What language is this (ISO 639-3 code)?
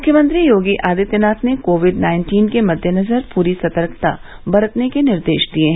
hin